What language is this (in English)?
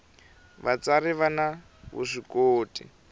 Tsonga